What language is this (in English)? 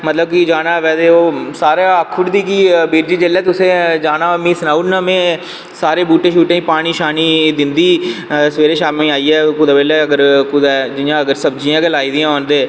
Dogri